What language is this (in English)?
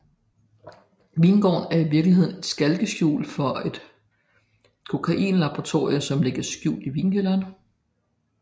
Danish